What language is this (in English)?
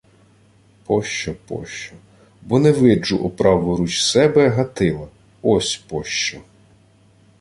Ukrainian